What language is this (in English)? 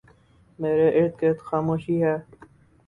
Urdu